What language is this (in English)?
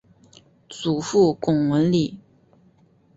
Chinese